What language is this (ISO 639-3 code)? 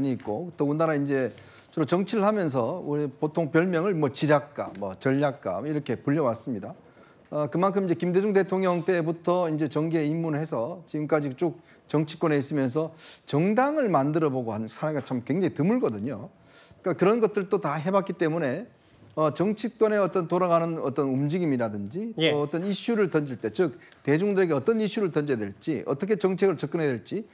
kor